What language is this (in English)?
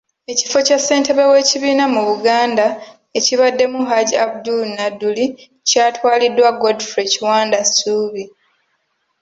Ganda